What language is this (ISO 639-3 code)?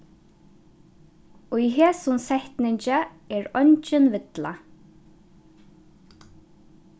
fao